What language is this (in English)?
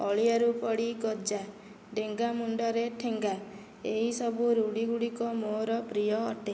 Odia